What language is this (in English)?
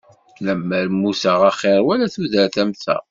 Kabyle